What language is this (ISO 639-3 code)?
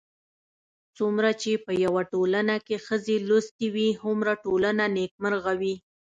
pus